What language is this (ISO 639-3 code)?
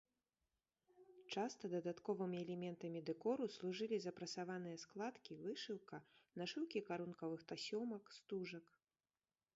bel